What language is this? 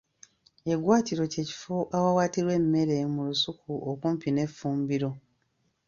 Ganda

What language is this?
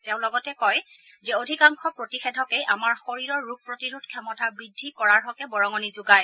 Assamese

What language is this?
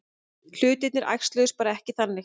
Icelandic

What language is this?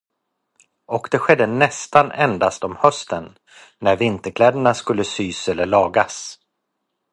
Swedish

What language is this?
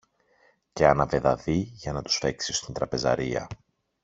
Greek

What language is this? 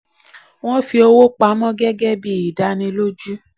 Yoruba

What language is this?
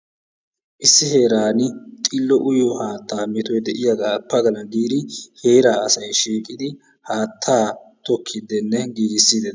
Wolaytta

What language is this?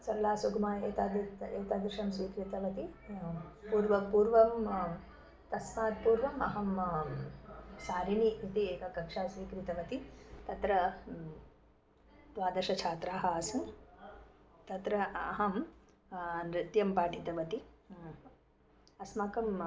Sanskrit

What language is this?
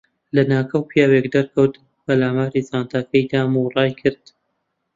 Central Kurdish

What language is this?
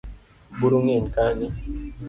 Luo (Kenya and Tanzania)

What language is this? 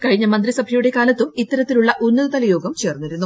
Malayalam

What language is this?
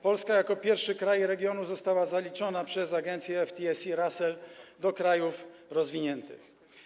Polish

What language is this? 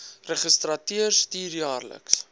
Afrikaans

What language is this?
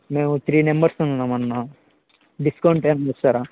Telugu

